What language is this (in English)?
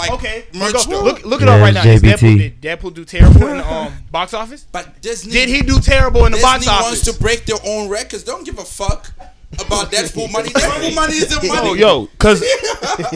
English